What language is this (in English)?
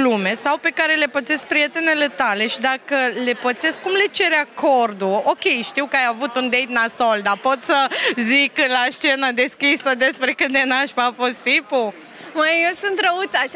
Romanian